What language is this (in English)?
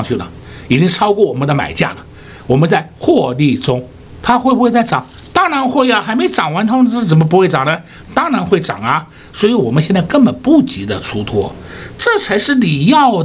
Chinese